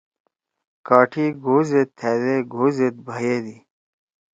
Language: Torwali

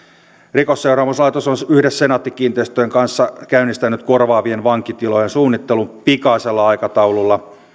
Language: Finnish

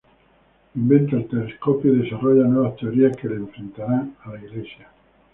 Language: Spanish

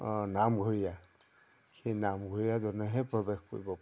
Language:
Assamese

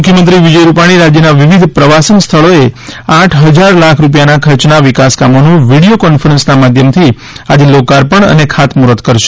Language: Gujarati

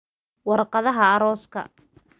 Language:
Somali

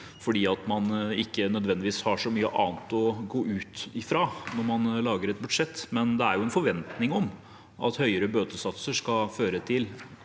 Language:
Norwegian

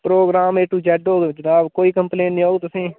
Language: Dogri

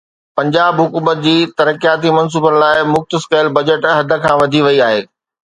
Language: Sindhi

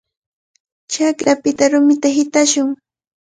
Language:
Cajatambo North Lima Quechua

